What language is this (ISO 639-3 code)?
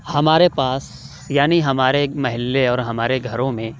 urd